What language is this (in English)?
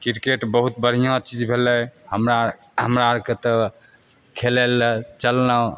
Maithili